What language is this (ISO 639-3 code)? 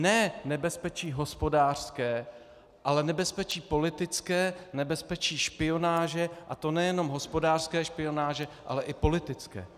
ces